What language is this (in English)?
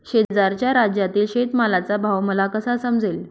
Marathi